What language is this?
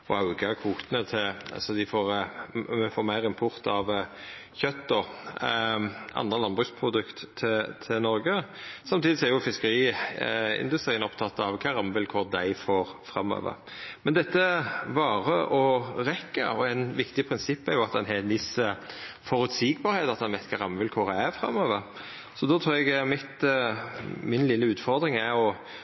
Norwegian Nynorsk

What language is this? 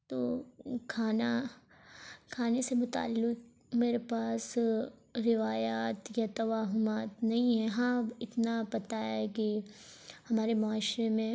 Urdu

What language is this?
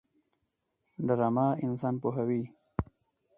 Pashto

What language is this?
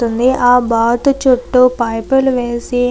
Telugu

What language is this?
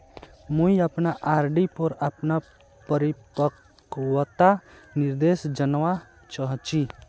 Magahi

